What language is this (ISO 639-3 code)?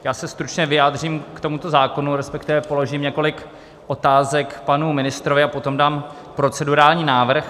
ces